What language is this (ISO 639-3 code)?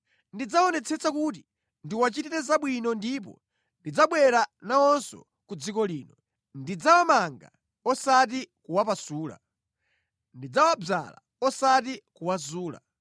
nya